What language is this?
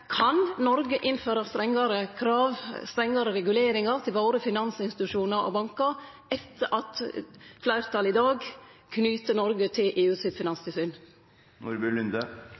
Norwegian Nynorsk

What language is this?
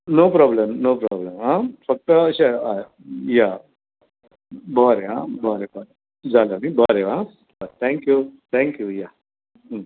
Konkani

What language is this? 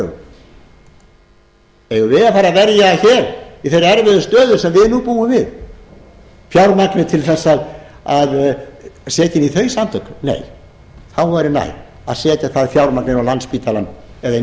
Icelandic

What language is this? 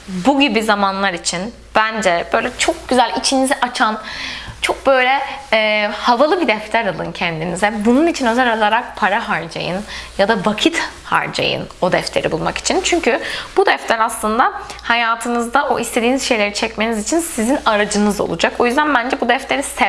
Turkish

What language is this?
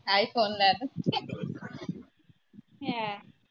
Punjabi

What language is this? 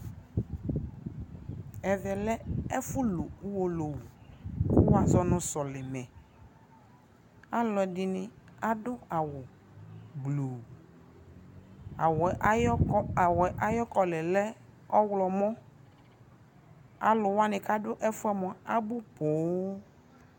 Ikposo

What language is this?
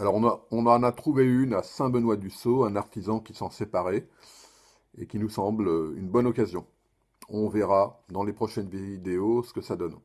French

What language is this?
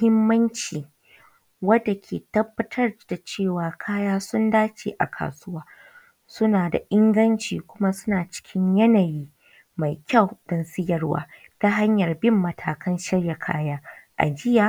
Hausa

